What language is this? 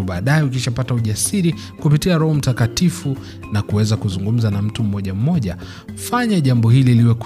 Swahili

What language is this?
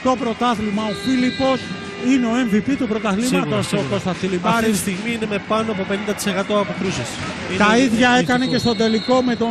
Greek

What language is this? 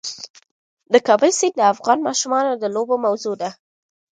Pashto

